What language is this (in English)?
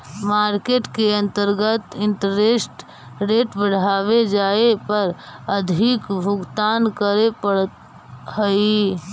Magahi